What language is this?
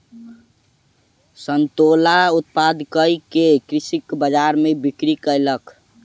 Maithili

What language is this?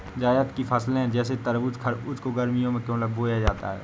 Hindi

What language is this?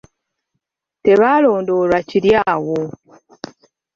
Ganda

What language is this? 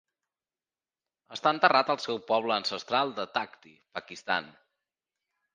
Catalan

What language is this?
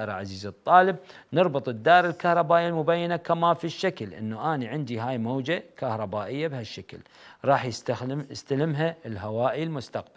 Arabic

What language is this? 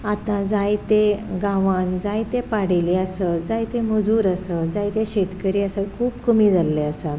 Konkani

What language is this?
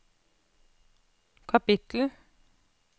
Norwegian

